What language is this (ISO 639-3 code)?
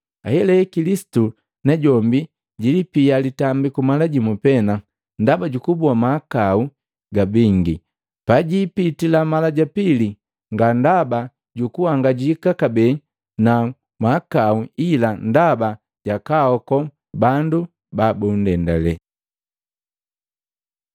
mgv